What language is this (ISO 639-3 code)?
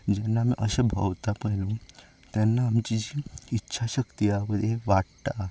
kok